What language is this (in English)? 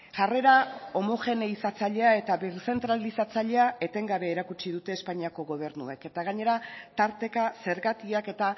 Basque